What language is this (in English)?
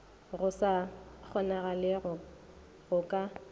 Northern Sotho